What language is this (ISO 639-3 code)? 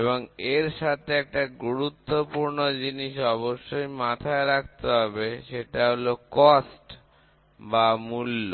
ben